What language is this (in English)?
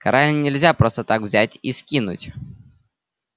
Russian